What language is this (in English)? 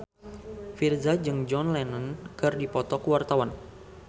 Sundanese